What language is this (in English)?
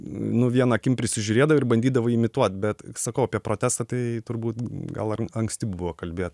Lithuanian